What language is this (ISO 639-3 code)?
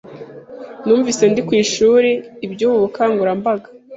kin